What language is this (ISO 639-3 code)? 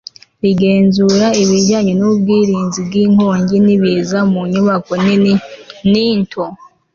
kin